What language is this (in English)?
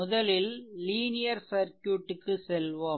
Tamil